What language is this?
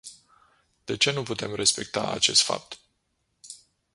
Romanian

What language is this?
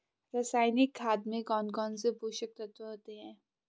Hindi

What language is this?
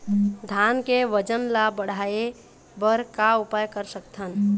Chhattisgarhi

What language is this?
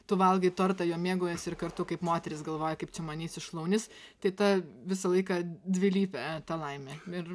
Lithuanian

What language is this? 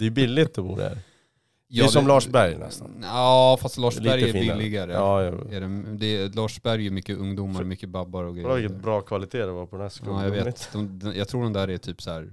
Swedish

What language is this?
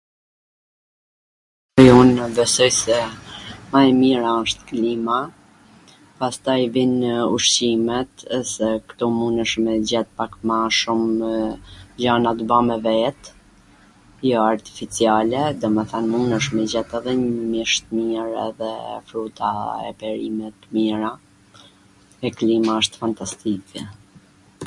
Gheg Albanian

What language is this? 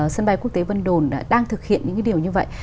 Vietnamese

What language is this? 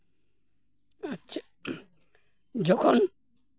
Santali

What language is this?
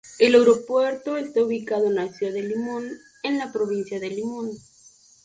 Spanish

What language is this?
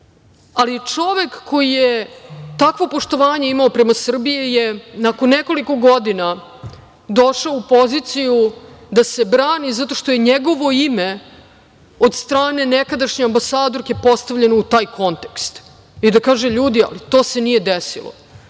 Serbian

